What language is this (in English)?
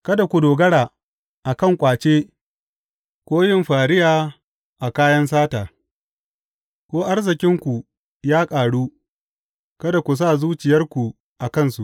Hausa